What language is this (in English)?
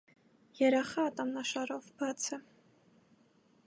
Armenian